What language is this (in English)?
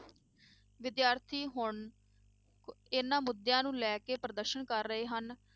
Punjabi